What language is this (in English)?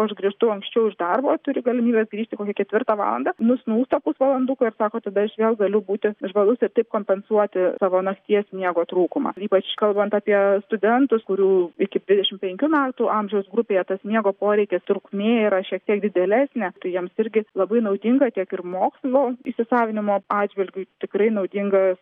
Lithuanian